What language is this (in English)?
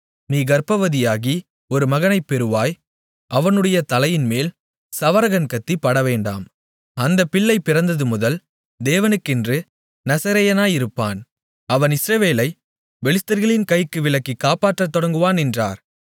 Tamil